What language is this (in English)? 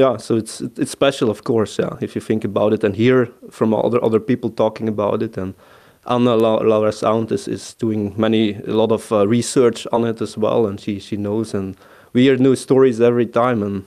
Finnish